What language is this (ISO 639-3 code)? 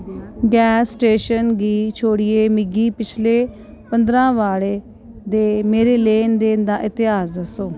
doi